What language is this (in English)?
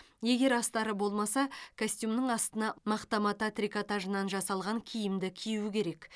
Kazakh